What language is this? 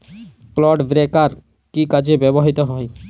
Bangla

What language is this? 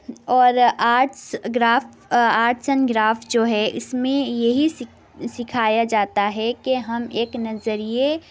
Urdu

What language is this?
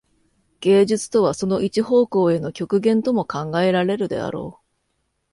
Japanese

